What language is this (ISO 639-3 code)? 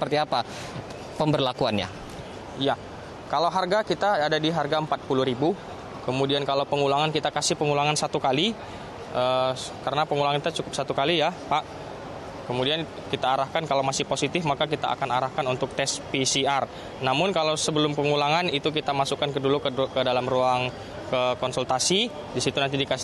ind